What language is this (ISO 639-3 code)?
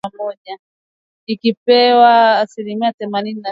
swa